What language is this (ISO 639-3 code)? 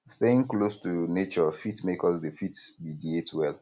pcm